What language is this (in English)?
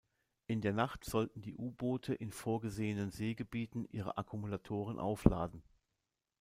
German